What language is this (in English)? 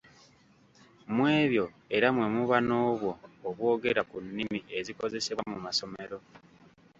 Ganda